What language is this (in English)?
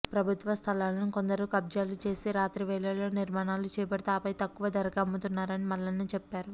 Telugu